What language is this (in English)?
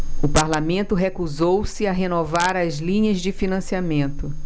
Portuguese